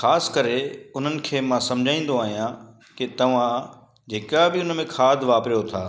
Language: Sindhi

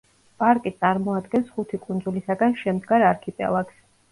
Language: Georgian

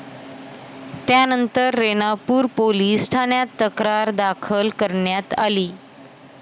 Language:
Marathi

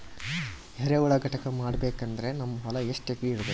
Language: Kannada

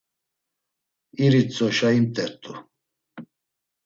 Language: Laz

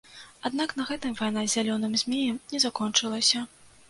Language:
Belarusian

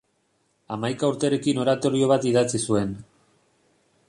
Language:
Basque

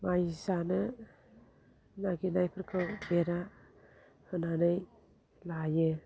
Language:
Bodo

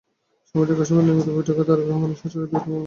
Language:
Bangla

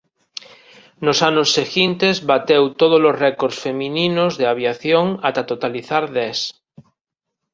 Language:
Galician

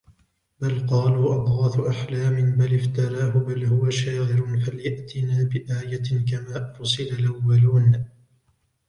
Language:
Arabic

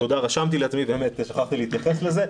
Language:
Hebrew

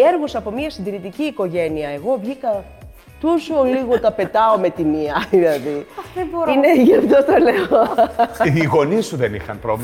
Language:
Greek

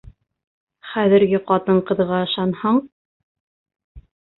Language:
Bashkir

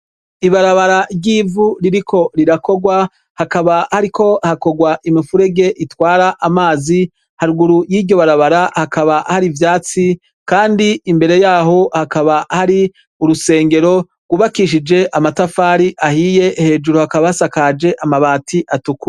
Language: Rundi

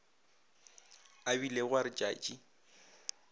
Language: Northern Sotho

